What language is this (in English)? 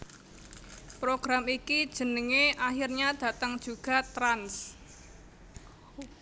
Javanese